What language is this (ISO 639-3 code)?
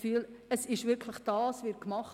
gsw